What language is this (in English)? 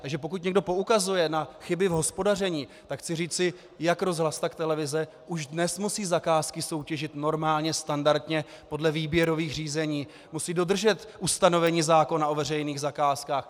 Czech